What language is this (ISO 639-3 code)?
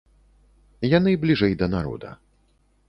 bel